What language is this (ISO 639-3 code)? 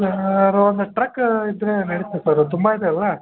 kan